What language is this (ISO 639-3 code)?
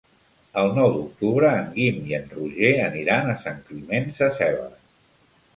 cat